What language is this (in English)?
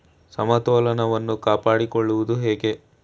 Kannada